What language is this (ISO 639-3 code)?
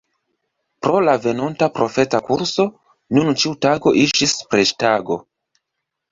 epo